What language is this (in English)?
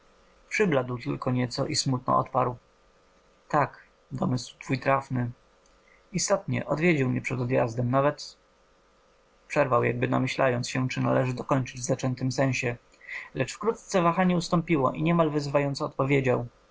Polish